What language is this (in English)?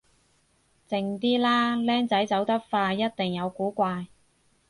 Cantonese